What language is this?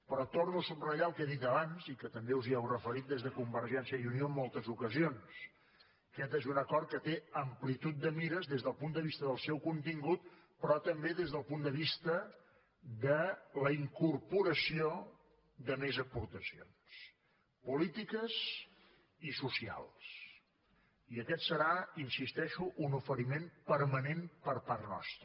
Catalan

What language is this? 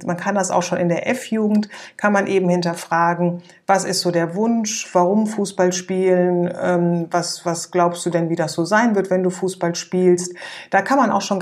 German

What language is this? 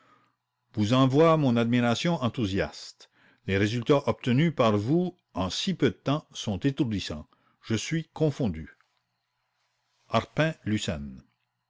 French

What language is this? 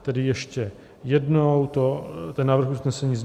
Czech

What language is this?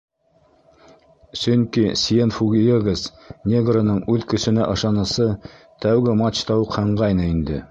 Bashkir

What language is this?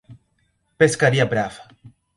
Portuguese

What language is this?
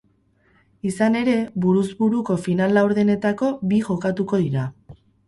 Basque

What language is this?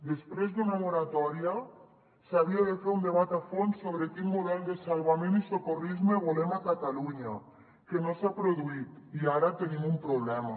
Catalan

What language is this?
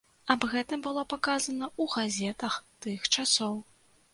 Belarusian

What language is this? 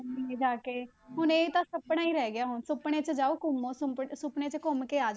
Punjabi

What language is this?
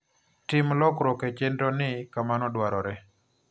Luo (Kenya and Tanzania)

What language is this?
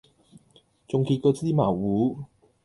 Cantonese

